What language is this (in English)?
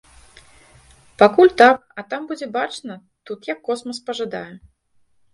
Belarusian